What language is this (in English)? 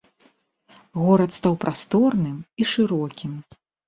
Belarusian